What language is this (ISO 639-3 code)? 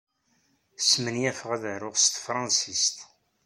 kab